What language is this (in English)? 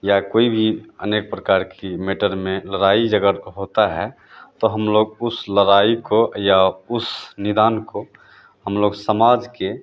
Hindi